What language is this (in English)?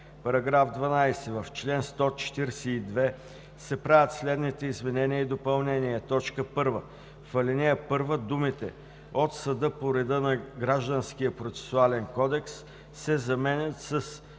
Bulgarian